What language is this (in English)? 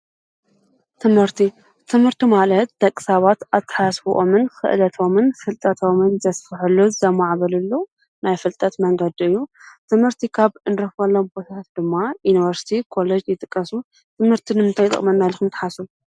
Tigrinya